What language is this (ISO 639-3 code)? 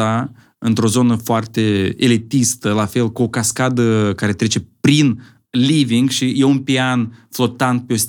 ron